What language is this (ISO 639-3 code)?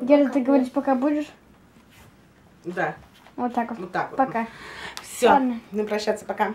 rus